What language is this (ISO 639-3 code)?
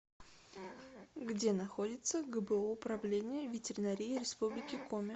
rus